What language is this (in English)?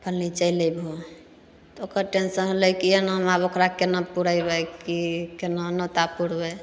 Maithili